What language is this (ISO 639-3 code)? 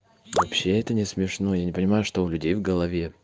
rus